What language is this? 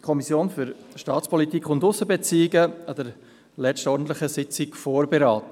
Swiss German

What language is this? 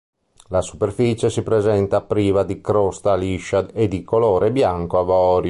Italian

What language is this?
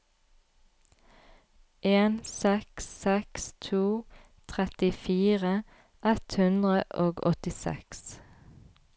Norwegian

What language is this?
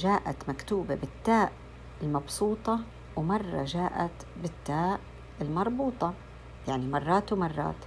Arabic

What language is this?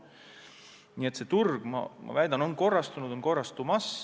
Estonian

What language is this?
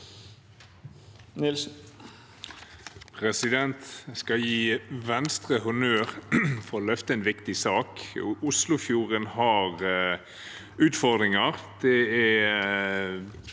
Norwegian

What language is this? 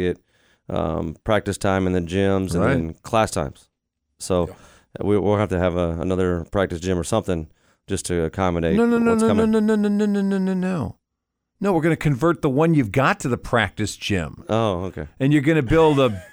English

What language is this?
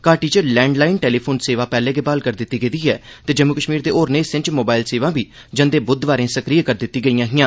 Dogri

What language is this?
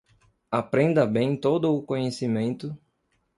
Portuguese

